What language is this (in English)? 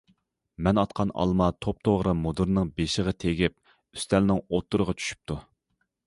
Uyghur